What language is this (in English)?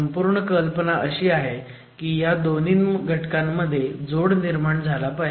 Marathi